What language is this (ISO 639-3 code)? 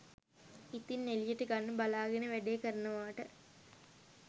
sin